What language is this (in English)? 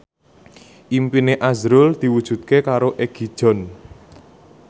Javanese